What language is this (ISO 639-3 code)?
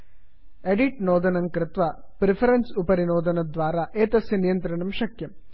san